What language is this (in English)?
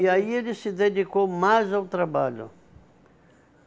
Portuguese